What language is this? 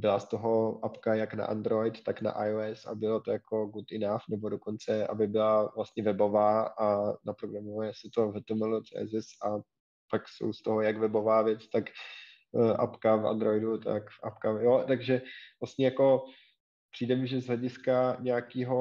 Czech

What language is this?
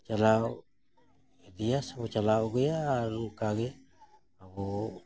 Santali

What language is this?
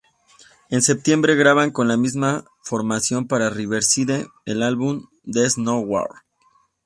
Spanish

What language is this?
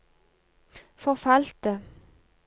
Norwegian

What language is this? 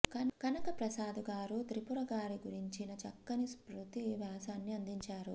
Telugu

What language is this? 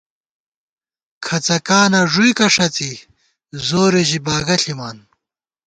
Gawar-Bati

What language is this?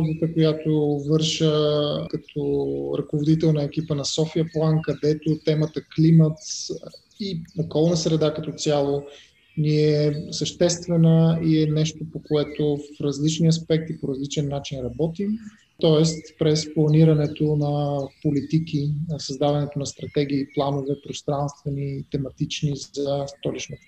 Bulgarian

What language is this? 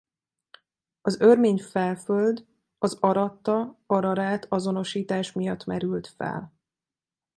Hungarian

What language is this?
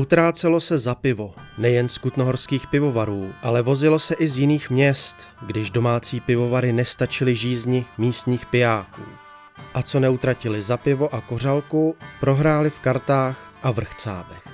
Czech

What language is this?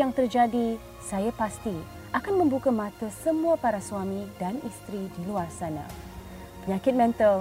Malay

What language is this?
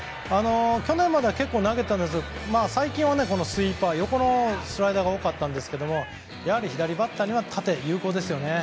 Japanese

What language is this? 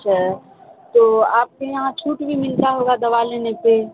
Urdu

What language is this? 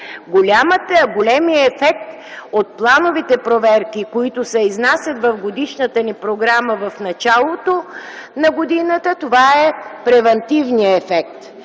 Bulgarian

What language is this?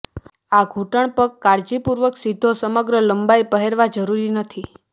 Gujarati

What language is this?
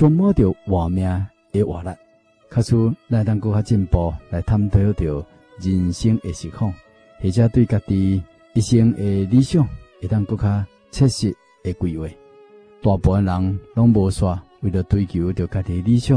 Chinese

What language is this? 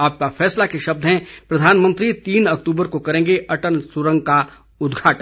Hindi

